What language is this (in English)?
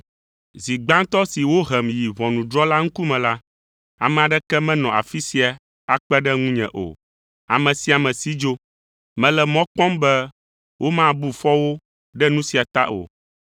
Ewe